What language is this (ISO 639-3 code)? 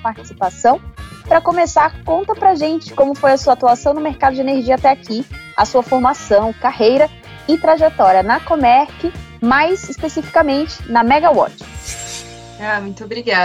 por